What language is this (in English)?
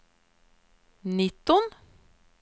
Swedish